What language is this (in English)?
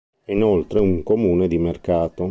Italian